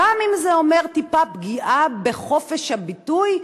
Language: Hebrew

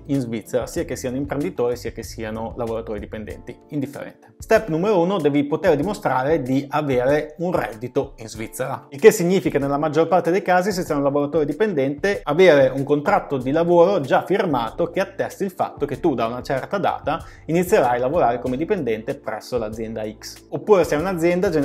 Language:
Italian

